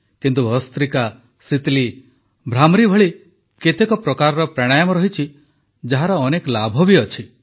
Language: Odia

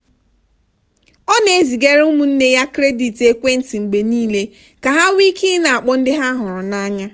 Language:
Igbo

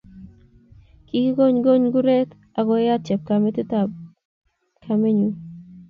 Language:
Kalenjin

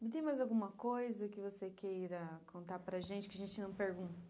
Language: Portuguese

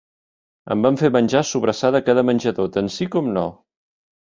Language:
Catalan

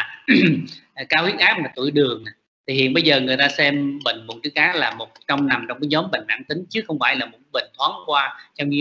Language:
Vietnamese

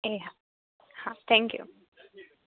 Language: Gujarati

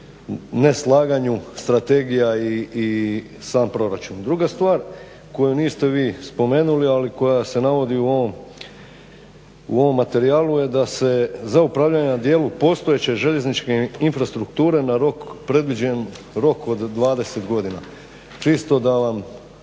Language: Croatian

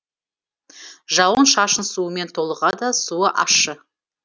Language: Kazakh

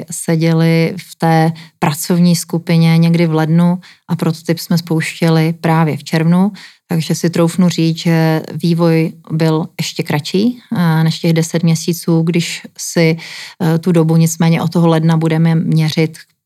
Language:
Czech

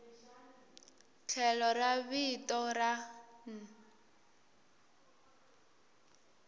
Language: Tsonga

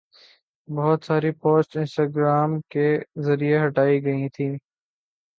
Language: Urdu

